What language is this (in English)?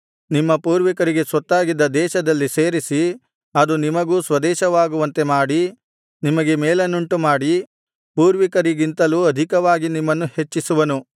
Kannada